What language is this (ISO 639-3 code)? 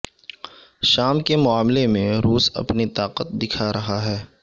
urd